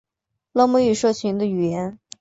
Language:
Chinese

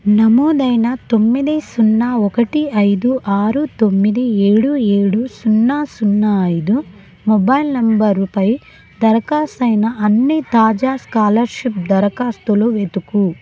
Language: Telugu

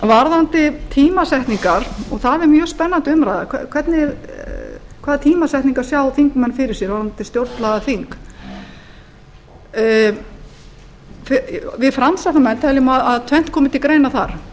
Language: Icelandic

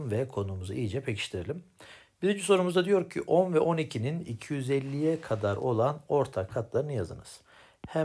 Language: Turkish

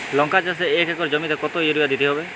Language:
Bangla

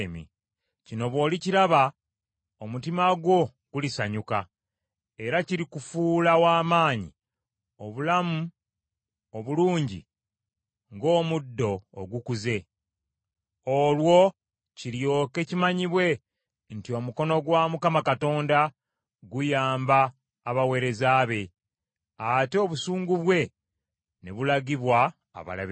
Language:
Ganda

